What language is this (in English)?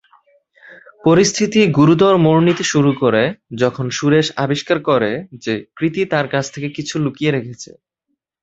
Bangla